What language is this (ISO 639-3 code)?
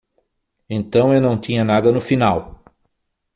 por